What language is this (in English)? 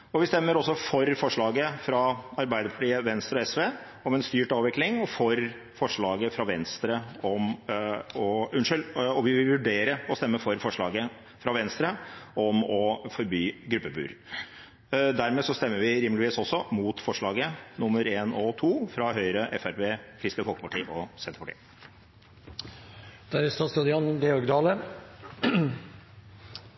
Norwegian